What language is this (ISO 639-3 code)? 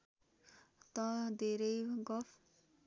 nep